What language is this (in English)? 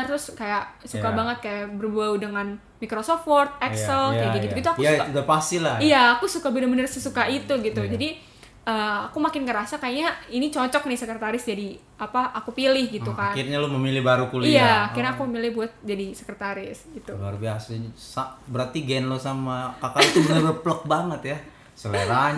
Indonesian